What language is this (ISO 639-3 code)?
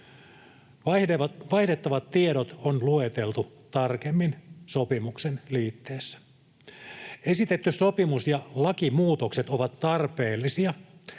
fin